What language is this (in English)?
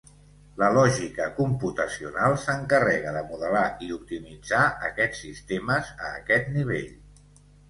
Catalan